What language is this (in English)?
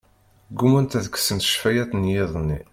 Kabyle